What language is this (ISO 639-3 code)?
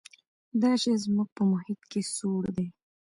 pus